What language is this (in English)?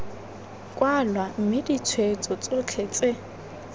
Tswana